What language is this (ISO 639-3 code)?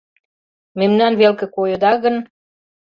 chm